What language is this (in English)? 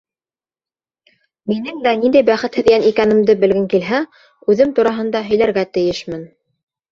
Bashkir